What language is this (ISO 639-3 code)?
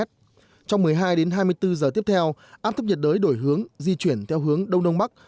vie